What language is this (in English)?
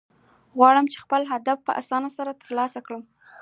Pashto